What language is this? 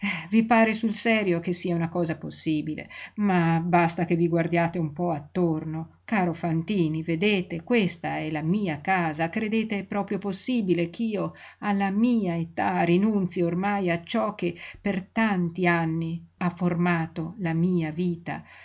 Italian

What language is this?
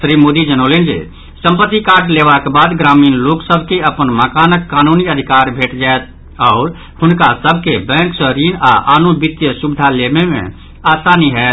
Maithili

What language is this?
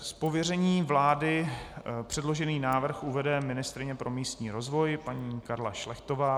Czech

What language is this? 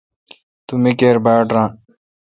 Kalkoti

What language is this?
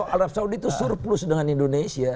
Indonesian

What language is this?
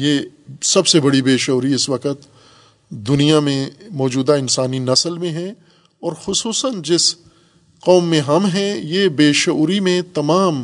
Urdu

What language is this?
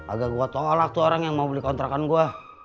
Indonesian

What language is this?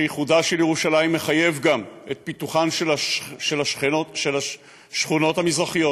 Hebrew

